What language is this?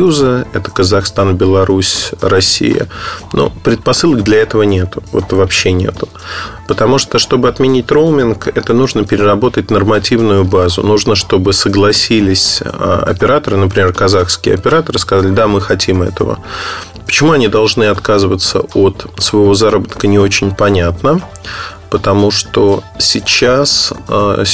Russian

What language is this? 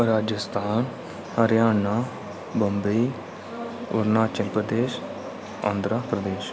Dogri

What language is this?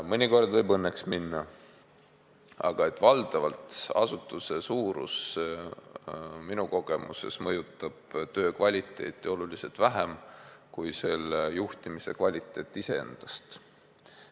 Estonian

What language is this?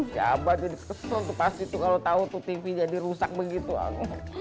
Indonesian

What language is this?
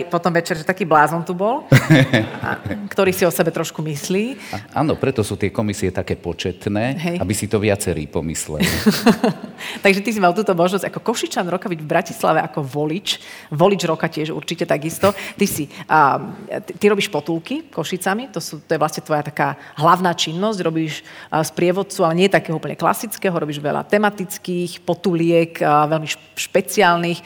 Slovak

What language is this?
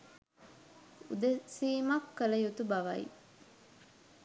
Sinhala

